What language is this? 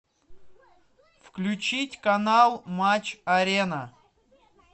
Russian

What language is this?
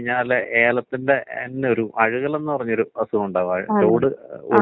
Malayalam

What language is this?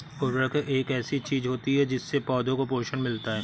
Hindi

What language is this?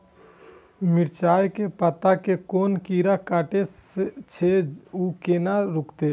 Maithili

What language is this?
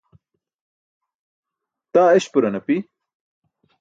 Burushaski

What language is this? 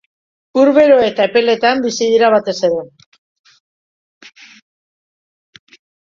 Basque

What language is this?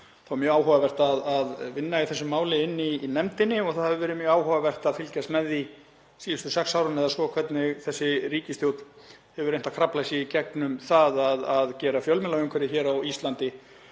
Icelandic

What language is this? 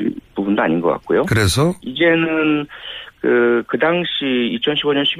Korean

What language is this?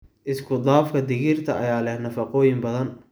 Somali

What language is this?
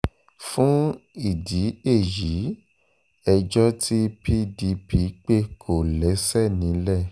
Yoruba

